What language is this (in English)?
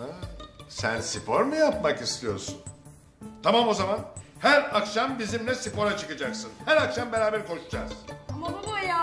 Turkish